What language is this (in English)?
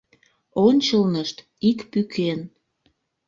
Mari